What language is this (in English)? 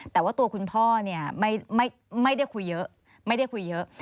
Thai